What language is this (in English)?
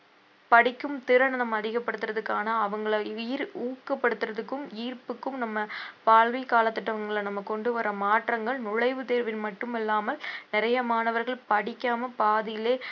Tamil